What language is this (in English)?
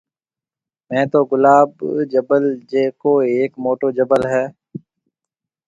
Marwari (Pakistan)